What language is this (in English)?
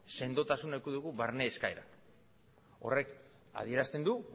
Basque